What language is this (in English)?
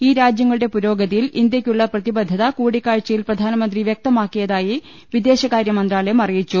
Malayalam